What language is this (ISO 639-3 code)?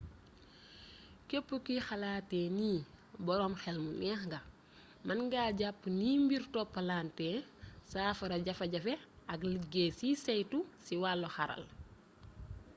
wol